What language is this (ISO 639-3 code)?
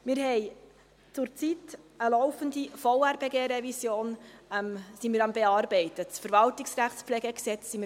gsw